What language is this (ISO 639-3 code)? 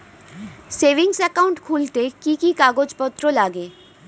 ben